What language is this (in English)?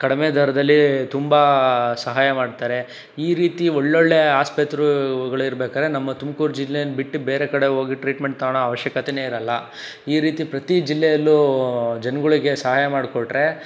Kannada